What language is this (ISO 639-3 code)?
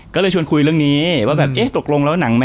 tha